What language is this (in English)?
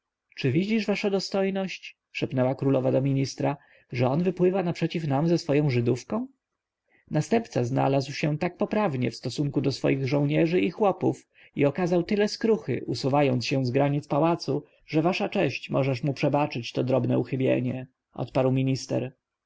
Polish